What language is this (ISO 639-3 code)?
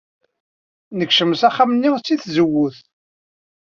kab